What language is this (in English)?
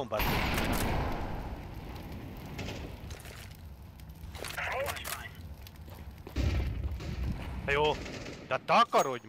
Hungarian